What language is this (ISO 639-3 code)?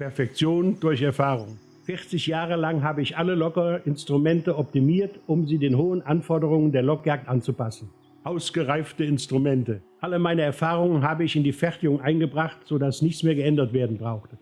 deu